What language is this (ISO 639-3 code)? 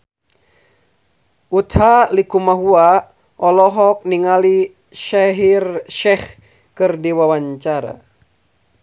sun